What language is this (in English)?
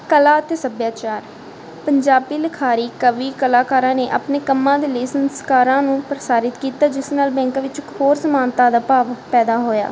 Punjabi